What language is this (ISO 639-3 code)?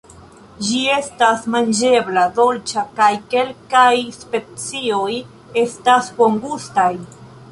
epo